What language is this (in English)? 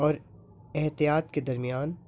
Urdu